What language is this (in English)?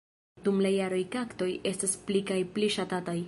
Esperanto